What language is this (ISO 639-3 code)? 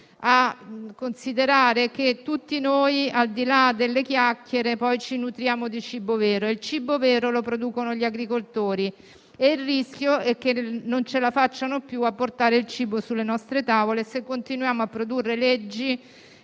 ita